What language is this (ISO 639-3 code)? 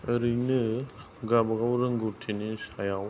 brx